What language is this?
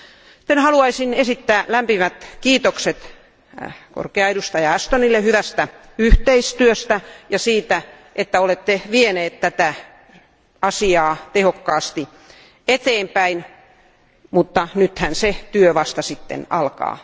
Finnish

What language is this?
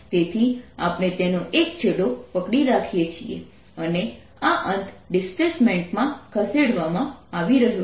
Gujarati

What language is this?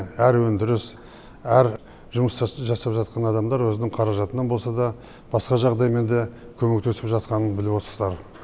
Kazakh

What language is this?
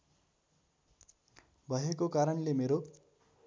Nepali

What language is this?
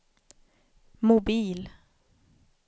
Swedish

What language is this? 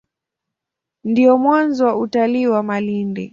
Swahili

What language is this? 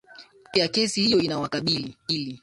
Swahili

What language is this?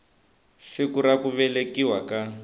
Tsonga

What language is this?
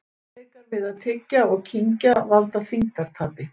Icelandic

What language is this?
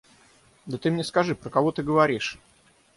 Russian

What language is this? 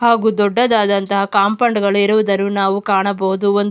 Kannada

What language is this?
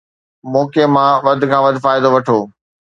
Sindhi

